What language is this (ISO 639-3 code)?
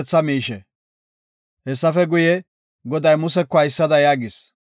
gof